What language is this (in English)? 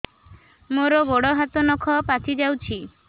Odia